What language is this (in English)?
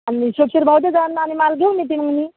Marathi